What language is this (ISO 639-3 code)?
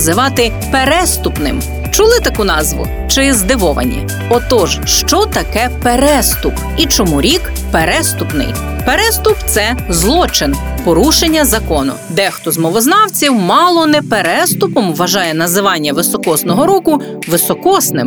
ukr